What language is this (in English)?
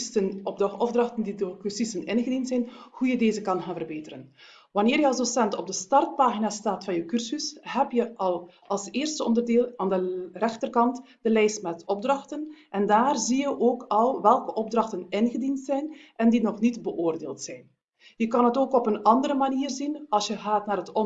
Dutch